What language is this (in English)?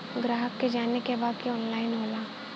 Bhojpuri